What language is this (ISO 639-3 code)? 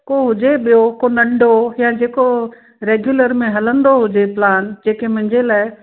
snd